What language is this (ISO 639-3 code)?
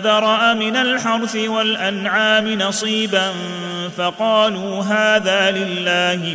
ara